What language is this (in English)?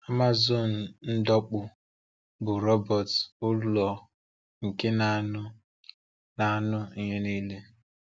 Igbo